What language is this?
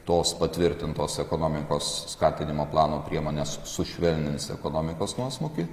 Lithuanian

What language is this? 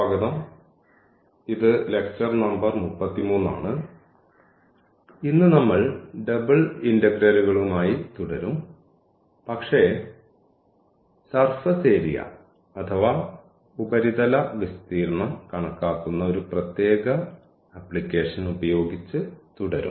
Malayalam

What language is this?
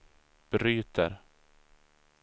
Swedish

